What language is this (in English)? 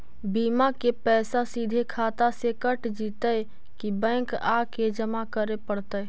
Magahi